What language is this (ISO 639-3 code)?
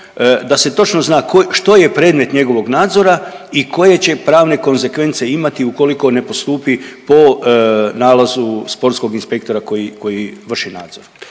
hrv